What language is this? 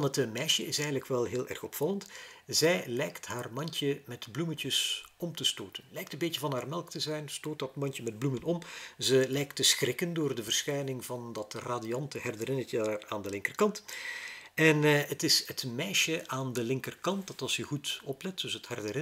Dutch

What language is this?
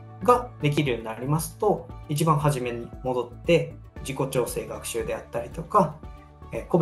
Japanese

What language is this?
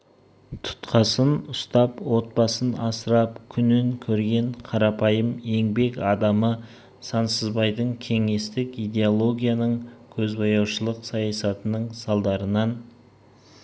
Kazakh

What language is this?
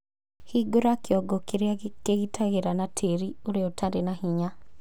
Kikuyu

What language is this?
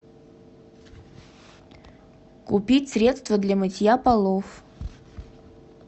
Russian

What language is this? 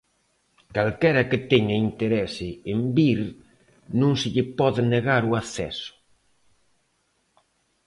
Galician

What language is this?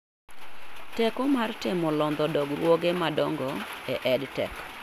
Luo (Kenya and Tanzania)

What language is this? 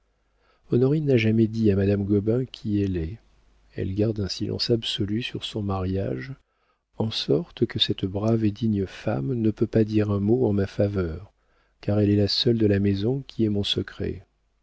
French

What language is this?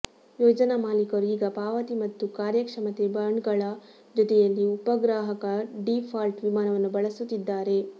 Kannada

